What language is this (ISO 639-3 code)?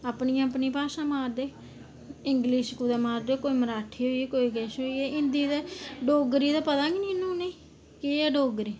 doi